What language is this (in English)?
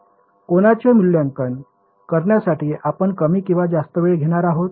Marathi